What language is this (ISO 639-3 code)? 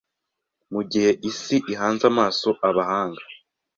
kin